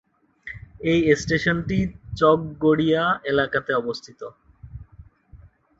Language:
Bangla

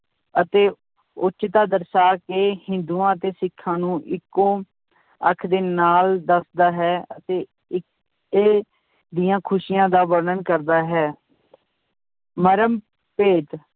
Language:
Punjabi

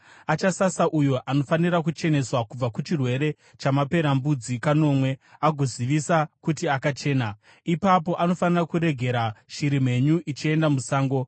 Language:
Shona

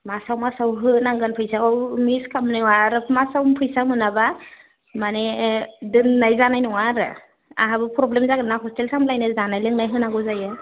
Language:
Bodo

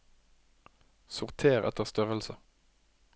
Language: Norwegian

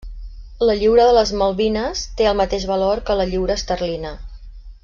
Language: Catalan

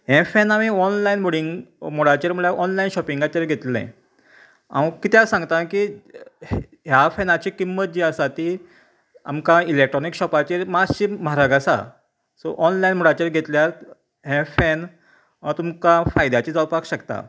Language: Konkani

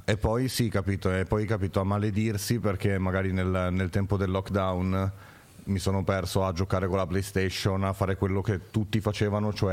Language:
Italian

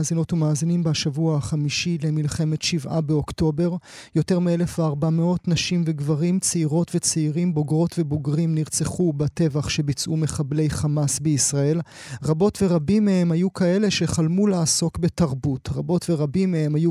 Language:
Hebrew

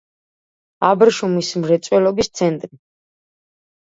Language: Georgian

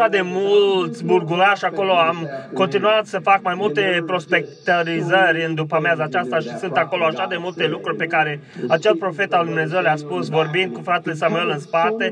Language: Romanian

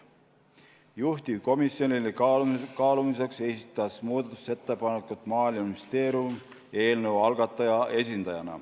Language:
Estonian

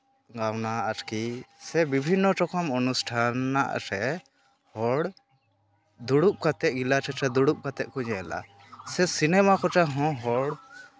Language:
Santali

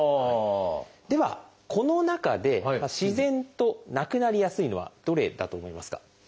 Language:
Japanese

